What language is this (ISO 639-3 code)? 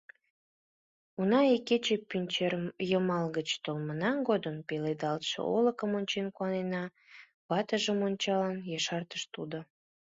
chm